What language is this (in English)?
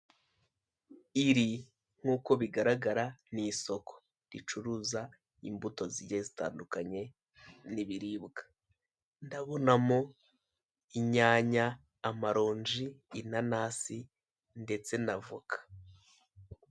Kinyarwanda